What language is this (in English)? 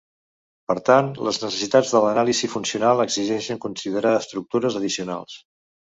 Catalan